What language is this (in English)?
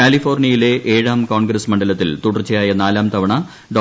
Malayalam